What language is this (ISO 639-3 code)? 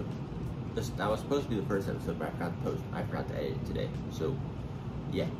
eng